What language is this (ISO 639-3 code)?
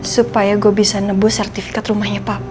ind